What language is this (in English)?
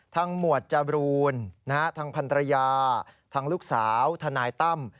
Thai